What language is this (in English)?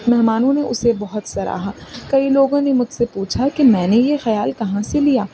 Urdu